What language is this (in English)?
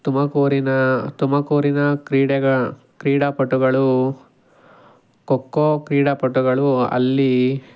Kannada